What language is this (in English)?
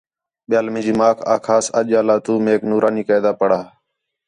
Khetrani